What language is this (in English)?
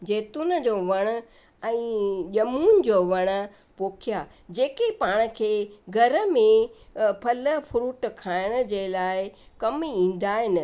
Sindhi